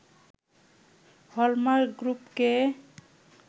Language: Bangla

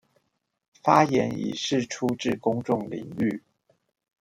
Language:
Chinese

